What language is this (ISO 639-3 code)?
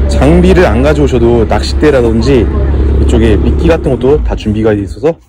kor